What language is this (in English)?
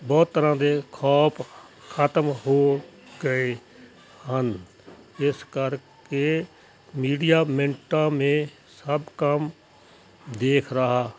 Punjabi